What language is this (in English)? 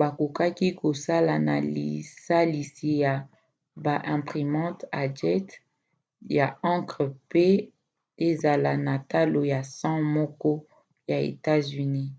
Lingala